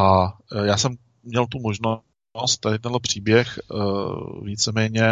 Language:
Czech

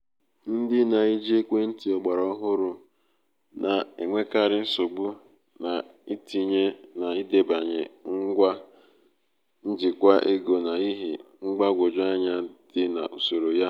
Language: Igbo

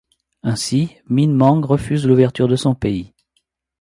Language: French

